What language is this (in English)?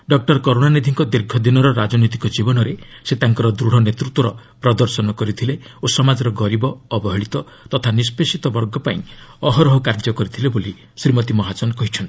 Odia